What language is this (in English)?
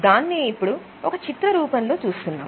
Telugu